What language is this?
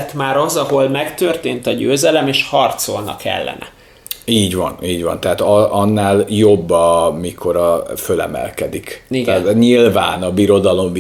Hungarian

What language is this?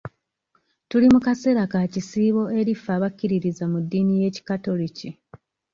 Ganda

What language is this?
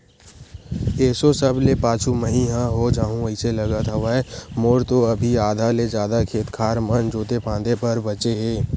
Chhattisgarhi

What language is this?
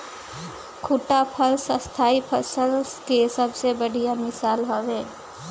Bhojpuri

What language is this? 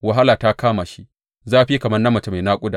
Hausa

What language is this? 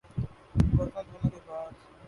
Urdu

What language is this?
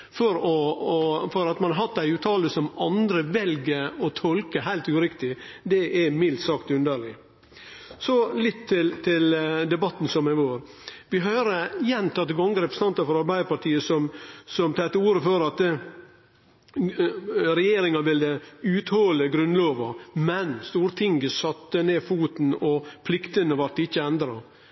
Norwegian Nynorsk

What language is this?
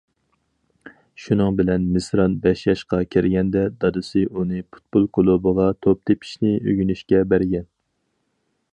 Uyghur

